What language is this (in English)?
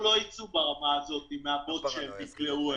Hebrew